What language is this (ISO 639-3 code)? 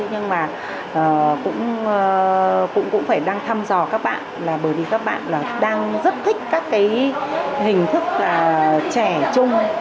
vie